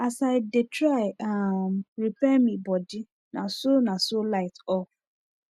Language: Nigerian Pidgin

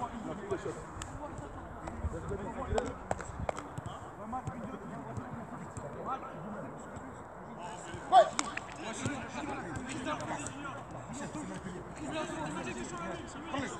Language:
French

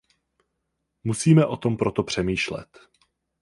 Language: Czech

